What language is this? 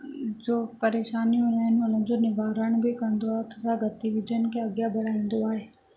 Sindhi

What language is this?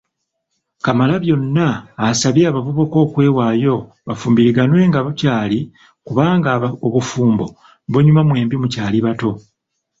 Ganda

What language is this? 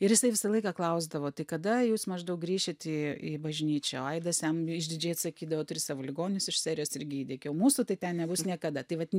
Lithuanian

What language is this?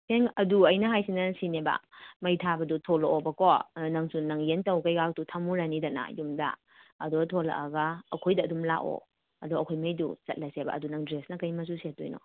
Manipuri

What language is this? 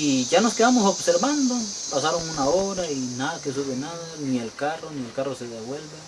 Spanish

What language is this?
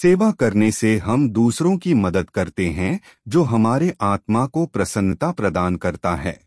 Hindi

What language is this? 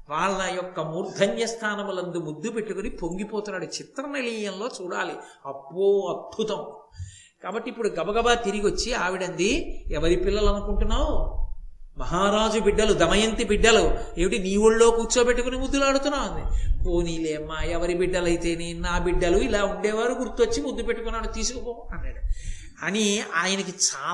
Telugu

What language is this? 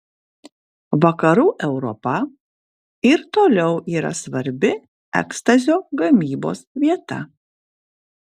Lithuanian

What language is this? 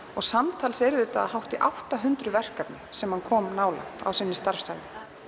Icelandic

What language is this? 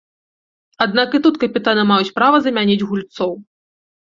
Belarusian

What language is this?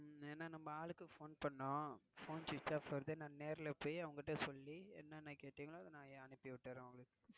Tamil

